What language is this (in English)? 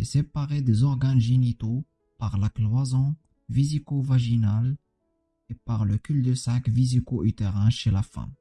French